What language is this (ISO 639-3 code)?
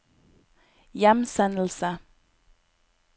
nor